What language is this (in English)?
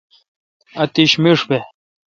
Kalkoti